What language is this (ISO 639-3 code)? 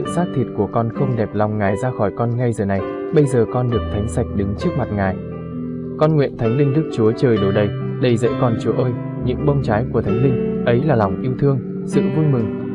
vie